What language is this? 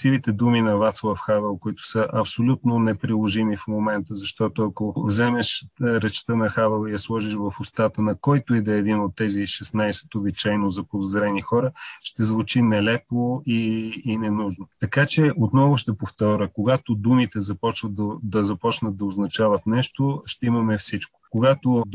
Bulgarian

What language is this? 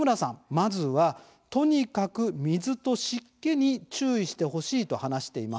Japanese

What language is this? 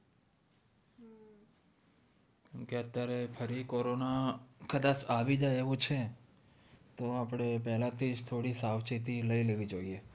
Gujarati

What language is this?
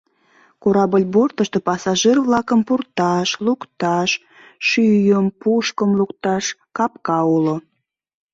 Mari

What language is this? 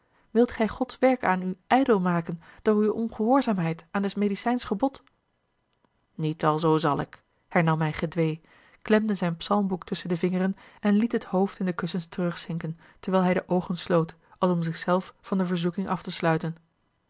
Dutch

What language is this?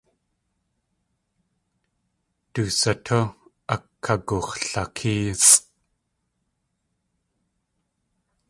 Tlingit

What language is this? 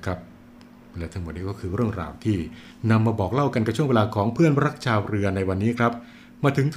Thai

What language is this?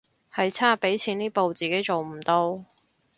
Cantonese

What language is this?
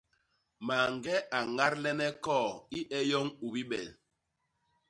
Basaa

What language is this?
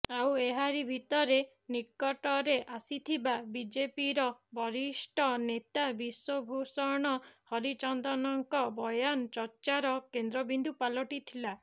Odia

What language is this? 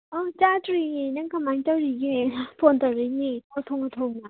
Manipuri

